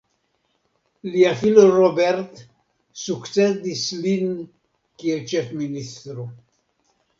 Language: Esperanto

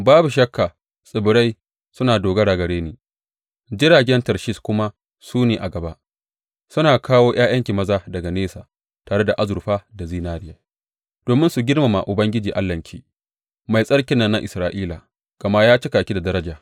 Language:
Hausa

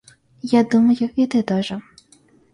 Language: Russian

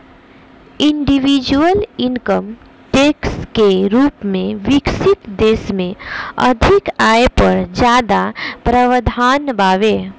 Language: Bhojpuri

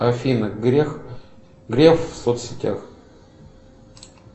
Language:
Russian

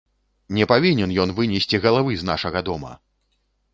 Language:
Belarusian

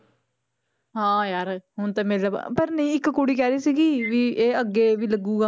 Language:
Punjabi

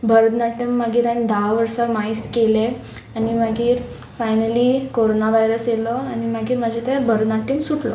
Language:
Konkani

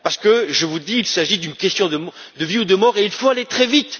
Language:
French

